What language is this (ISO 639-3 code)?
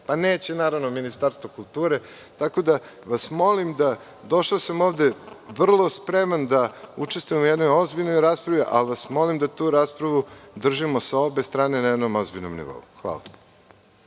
srp